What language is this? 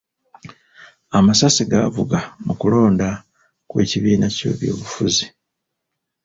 Ganda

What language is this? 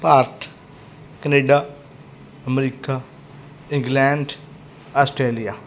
Punjabi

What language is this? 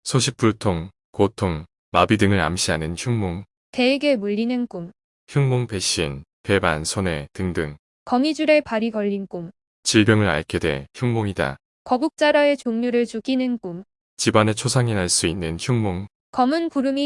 Korean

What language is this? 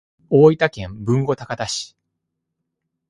Japanese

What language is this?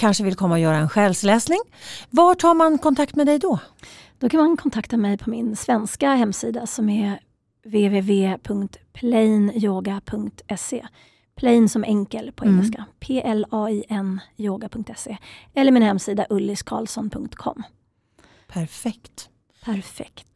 Swedish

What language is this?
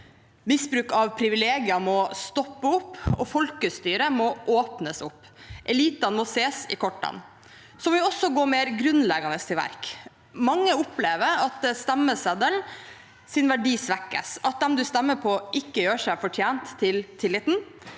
Norwegian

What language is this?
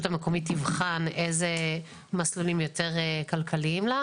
Hebrew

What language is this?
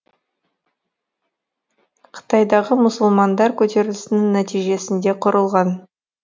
Kazakh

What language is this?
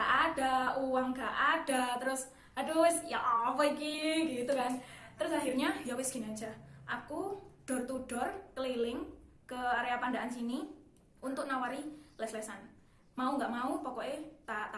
Indonesian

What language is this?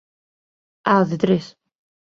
Galician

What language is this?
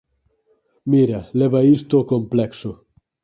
Galician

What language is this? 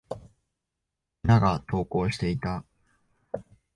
Japanese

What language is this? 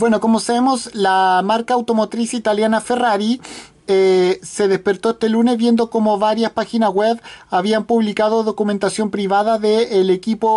Spanish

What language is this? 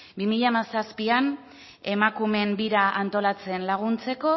Basque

